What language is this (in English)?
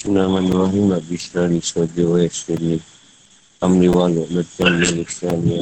Malay